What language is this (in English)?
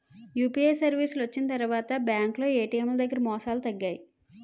Telugu